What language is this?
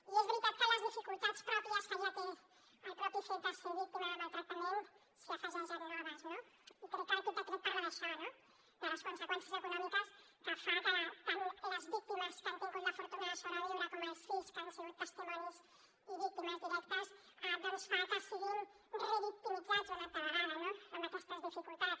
Catalan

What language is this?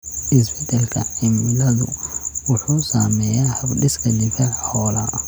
Somali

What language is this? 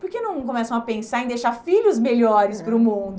Portuguese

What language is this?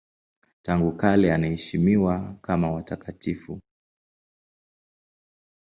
Swahili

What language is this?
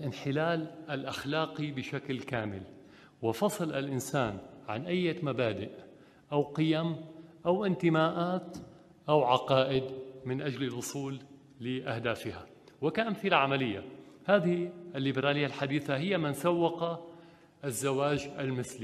Arabic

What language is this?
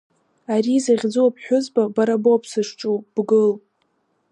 Abkhazian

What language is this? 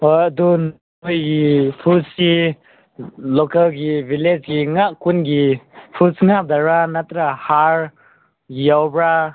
Manipuri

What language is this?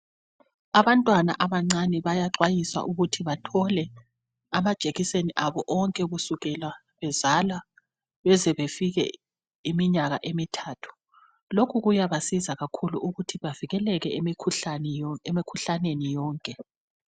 North Ndebele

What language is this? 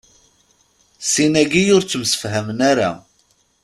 Kabyle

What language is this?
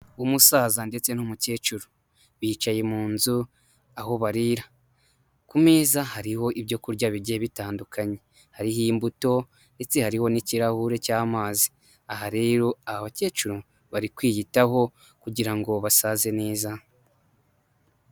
Kinyarwanda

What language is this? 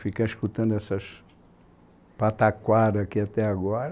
Portuguese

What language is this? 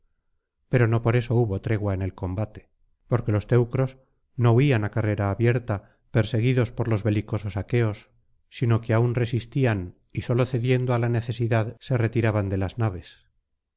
Spanish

